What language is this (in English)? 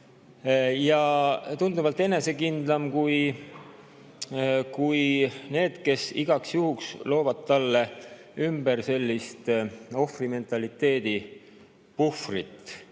Estonian